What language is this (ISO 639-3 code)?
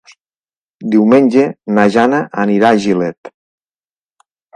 cat